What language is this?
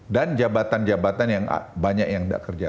Indonesian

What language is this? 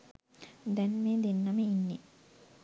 Sinhala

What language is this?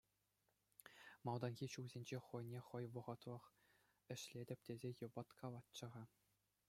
Chuvash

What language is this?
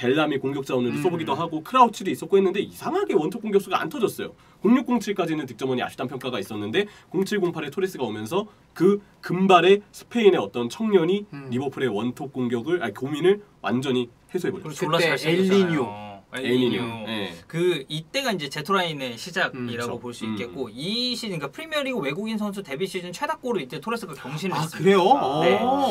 Korean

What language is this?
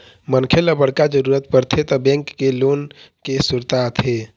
Chhattisgarhi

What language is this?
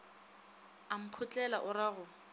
Northern Sotho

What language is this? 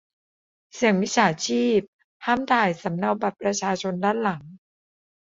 Thai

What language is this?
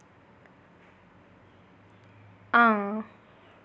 Dogri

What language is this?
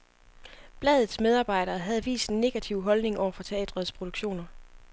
Danish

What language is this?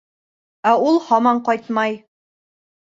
Bashkir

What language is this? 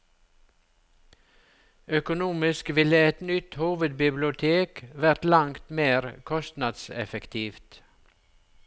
Norwegian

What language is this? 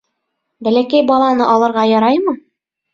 Bashkir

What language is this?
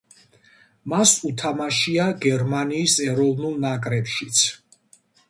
Georgian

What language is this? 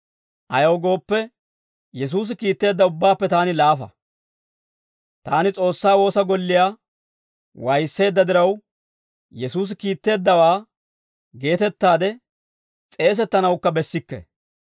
Dawro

